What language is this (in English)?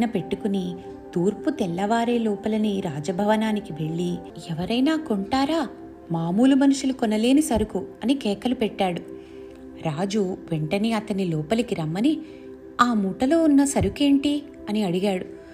Telugu